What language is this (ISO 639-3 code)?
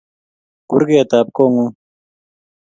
kln